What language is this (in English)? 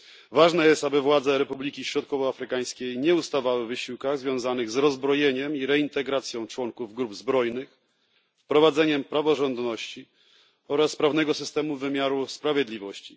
Polish